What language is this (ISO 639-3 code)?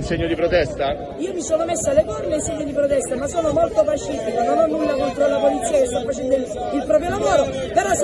ita